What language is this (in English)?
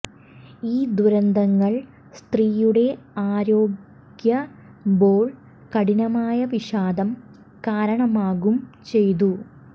Malayalam